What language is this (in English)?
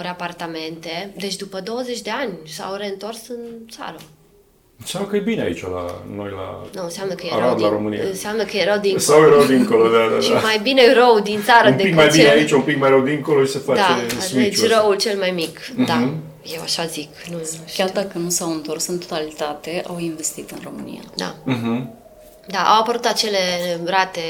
Romanian